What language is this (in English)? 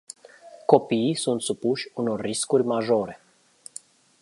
Romanian